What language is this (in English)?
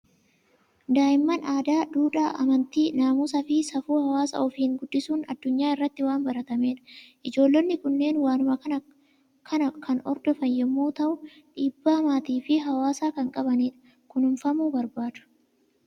Oromo